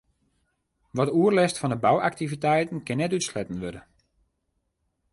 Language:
Western Frisian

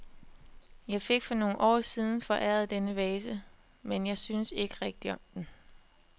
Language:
Danish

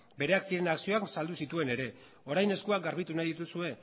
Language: Basque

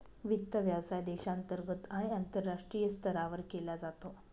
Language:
Marathi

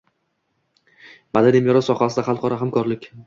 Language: Uzbek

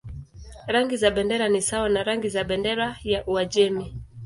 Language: Swahili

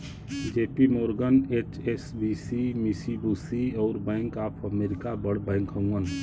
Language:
Bhojpuri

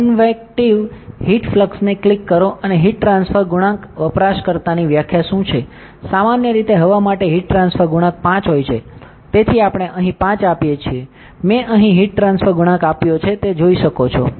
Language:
Gujarati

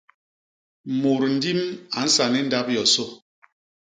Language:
Basaa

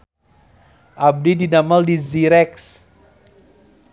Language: Sundanese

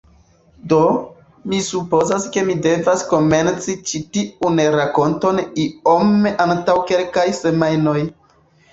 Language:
Esperanto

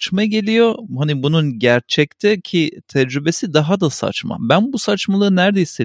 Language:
Turkish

